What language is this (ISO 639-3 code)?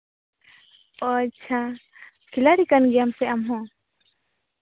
sat